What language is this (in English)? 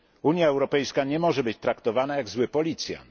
Polish